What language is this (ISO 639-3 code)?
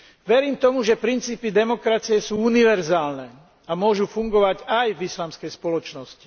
slk